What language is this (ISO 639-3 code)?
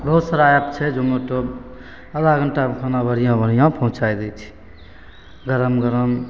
mai